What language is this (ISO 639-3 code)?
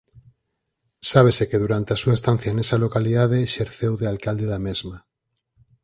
glg